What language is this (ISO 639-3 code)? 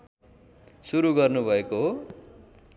nep